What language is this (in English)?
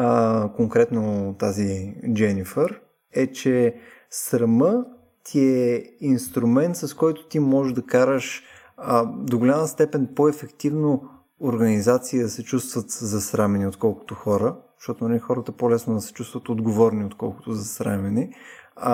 Bulgarian